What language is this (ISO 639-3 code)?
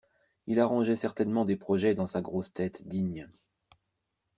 fra